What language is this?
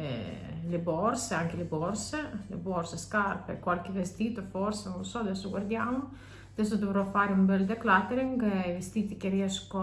Italian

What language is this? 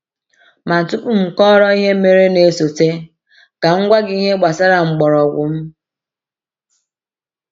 Igbo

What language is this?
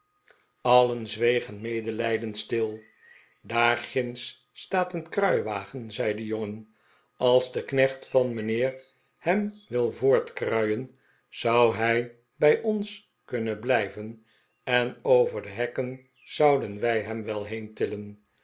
Dutch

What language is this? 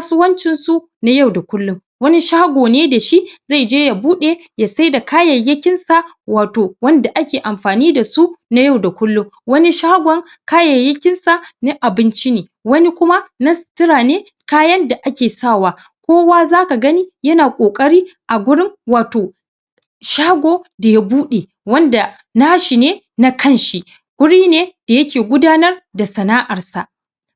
Hausa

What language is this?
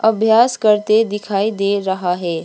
Hindi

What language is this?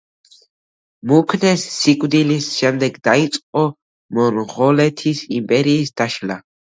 Georgian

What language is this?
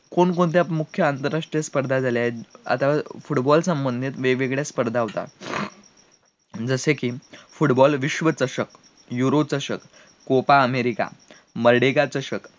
Marathi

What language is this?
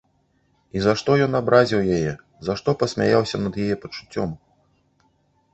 Belarusian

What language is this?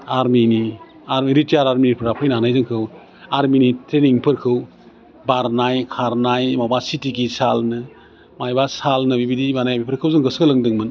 Bodo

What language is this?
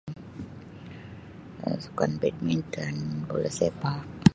Sabah Malay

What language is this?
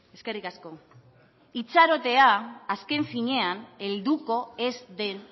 Basque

